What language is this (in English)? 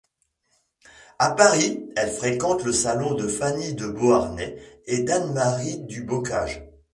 French